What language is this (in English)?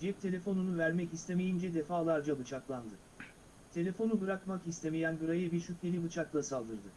Turkish